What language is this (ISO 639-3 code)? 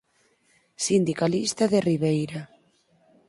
glg